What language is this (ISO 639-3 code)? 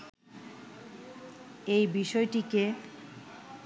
ben